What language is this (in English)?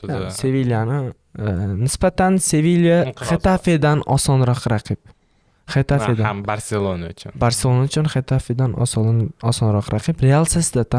Turkish